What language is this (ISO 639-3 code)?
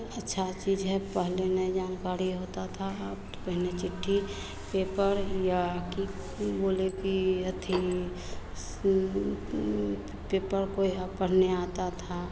hin